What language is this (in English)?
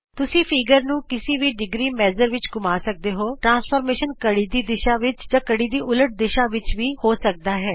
Punjabi